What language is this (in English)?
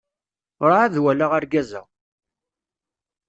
Kabyle